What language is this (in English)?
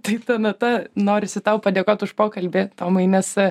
Lithuanian